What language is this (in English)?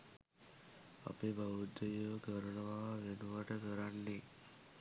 Sinhala